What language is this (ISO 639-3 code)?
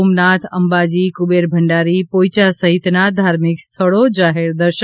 guj